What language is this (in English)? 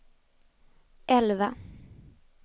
Swedish